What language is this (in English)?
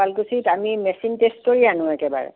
Assamese